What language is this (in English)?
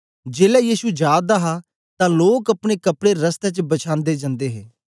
Dogri